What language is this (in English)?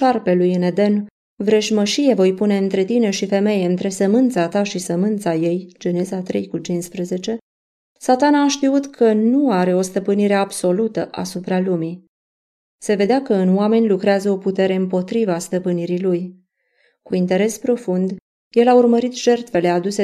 Romanian